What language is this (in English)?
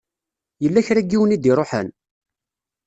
Kabyle